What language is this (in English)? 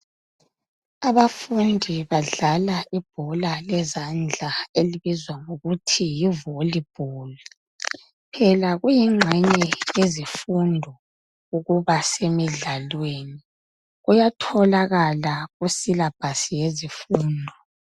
North Ndebele